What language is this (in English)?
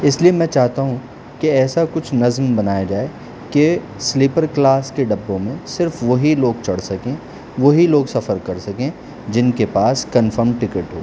Urdu